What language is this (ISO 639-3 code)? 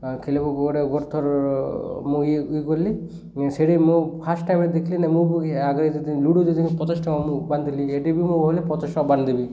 ori